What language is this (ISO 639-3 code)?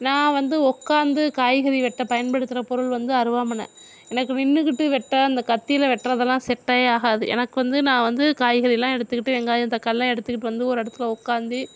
tam